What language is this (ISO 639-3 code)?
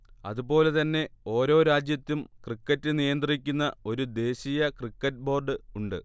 mal